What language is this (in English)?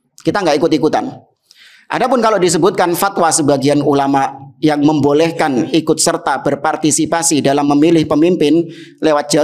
Indonesian